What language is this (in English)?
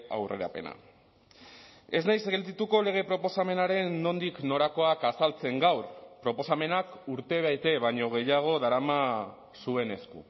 Basque